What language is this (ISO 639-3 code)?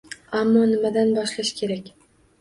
uzb